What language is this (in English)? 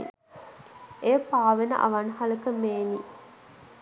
Sinhala